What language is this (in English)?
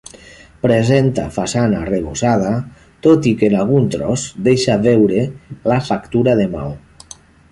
Catalan